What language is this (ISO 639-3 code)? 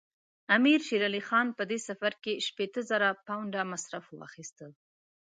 pus